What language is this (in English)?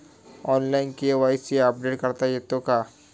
Marathi